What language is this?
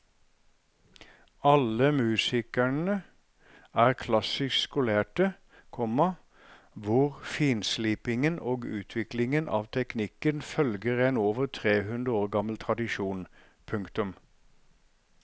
Norwegian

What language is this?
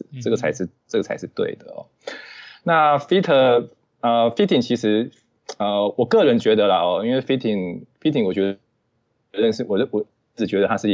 Chinese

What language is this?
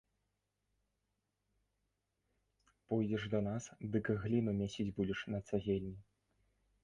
Belarusian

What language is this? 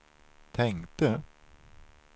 Swedish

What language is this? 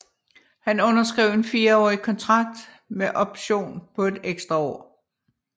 Danish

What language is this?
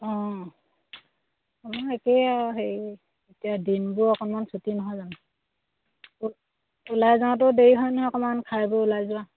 Assamese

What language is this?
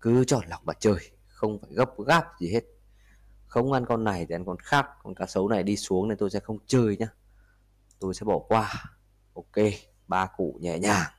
Vietnamese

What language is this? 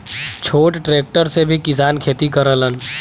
Bhojpuri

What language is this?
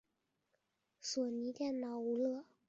Chinese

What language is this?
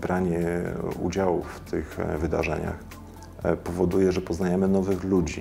Polish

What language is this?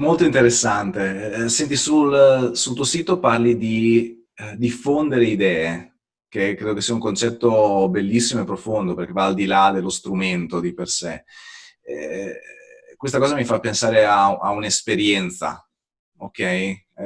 Italian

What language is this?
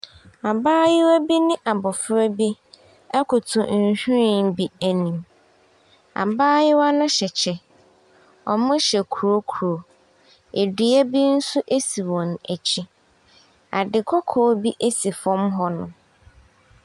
Akan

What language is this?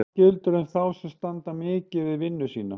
Icelandic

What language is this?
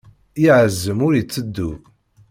Kabyle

